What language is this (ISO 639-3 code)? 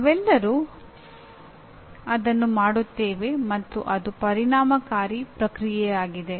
kan